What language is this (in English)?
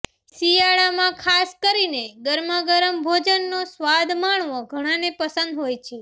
Gujarati